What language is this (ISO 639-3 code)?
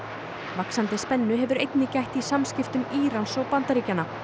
isl